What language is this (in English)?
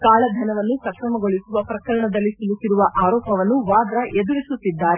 Kannada